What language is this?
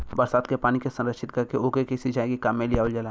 Bhojpuri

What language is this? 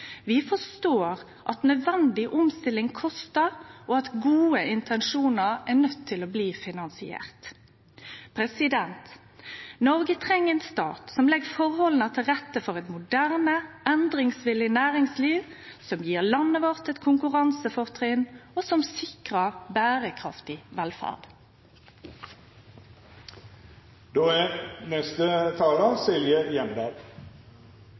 Norwegian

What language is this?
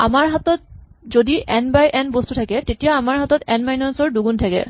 Assamese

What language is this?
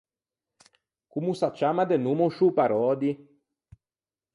Ligurian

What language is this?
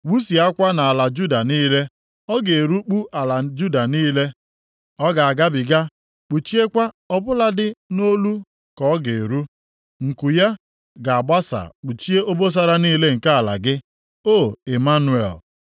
Igbo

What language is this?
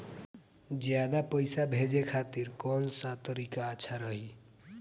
Bhojpuri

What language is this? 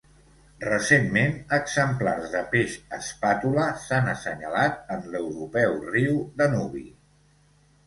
Catalan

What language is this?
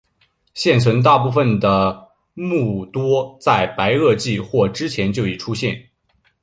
Chinese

